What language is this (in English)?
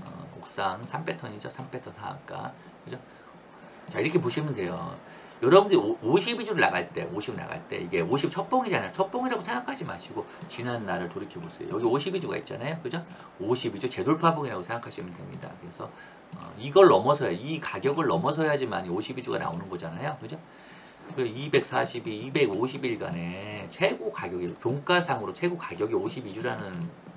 Korean